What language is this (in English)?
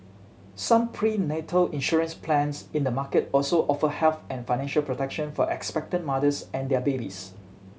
English